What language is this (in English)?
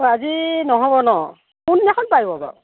Assamese